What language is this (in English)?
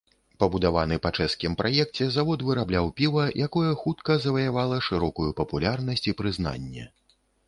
Belarusian